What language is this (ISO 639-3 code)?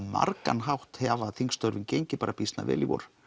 isl